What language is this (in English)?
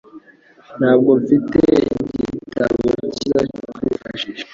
Kinyarwanda